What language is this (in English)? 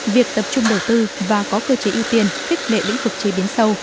Vietnamese